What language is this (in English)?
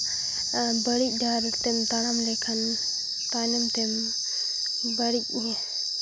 Santali